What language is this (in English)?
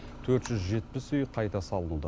Kazakh